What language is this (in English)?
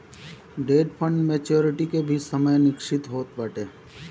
Bhojpuri